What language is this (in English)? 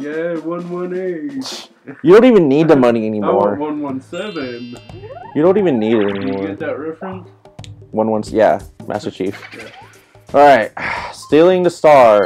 English